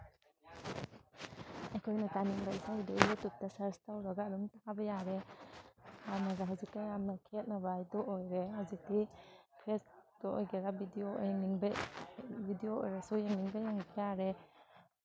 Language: Manipuri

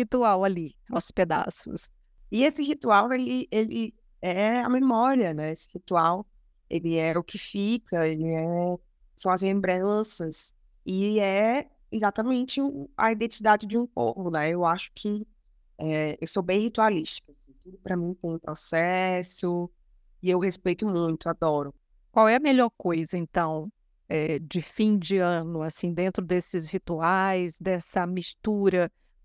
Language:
Portuguese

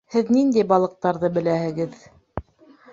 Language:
Bashkir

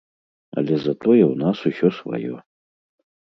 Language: Belarusian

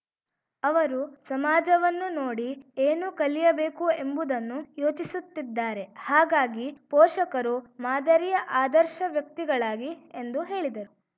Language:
Kannada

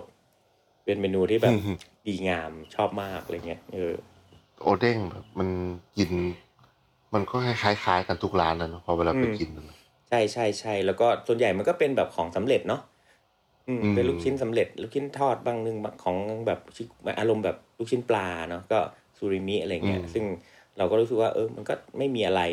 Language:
Thai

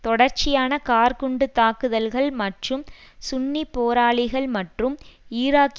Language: Tamil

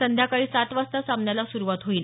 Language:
Marathi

